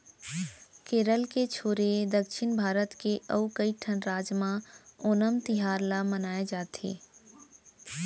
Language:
Chhattisgarhi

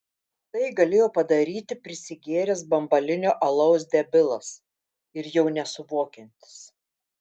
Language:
Lithuanian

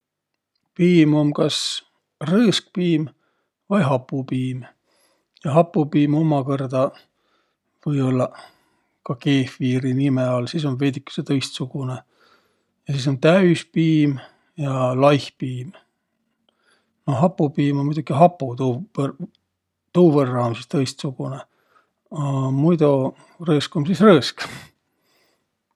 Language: Võro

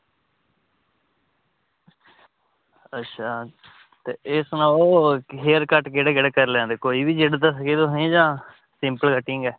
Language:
Dogri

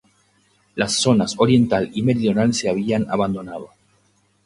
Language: Spanish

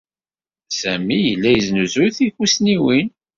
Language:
Kabyle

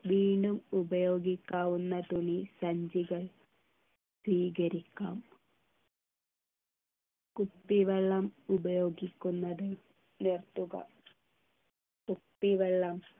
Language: Malayalam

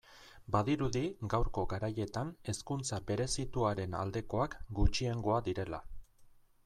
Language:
Basque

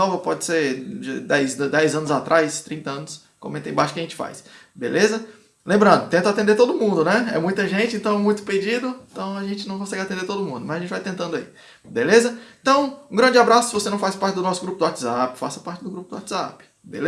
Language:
Portuguese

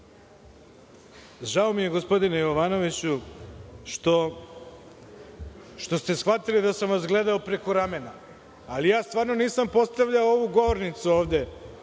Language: Serbian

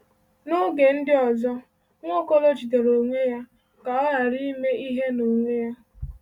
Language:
Igbo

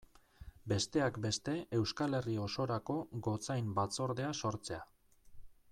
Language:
Basque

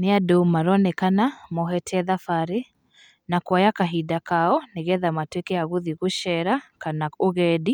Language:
Kikuyu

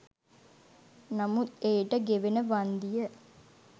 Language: Sinhala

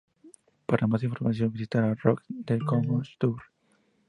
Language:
Spanish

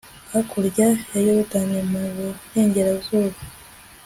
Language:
Kinyarwanda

